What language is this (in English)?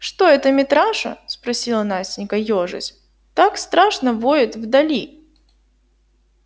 Russian